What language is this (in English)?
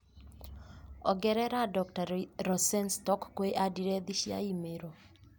Kikuyu